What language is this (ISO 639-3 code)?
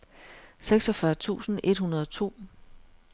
dan